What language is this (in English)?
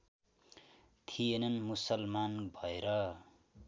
Nepali